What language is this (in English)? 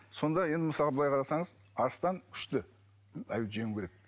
Kazakh